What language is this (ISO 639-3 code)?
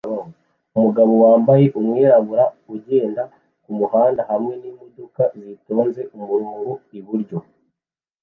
kin